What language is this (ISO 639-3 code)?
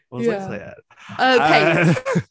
cym